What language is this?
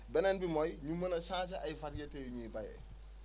Wolof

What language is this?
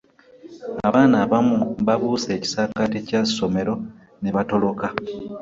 Ganda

